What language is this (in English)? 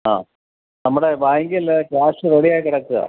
Malayalam